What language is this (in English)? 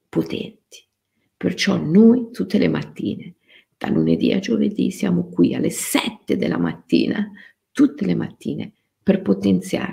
Italian